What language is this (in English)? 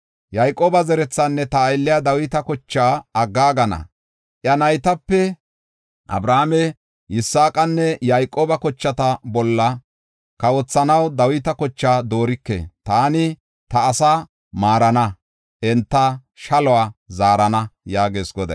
Gofa